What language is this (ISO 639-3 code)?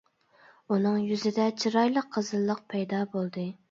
uig